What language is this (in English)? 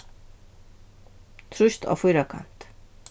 Faroese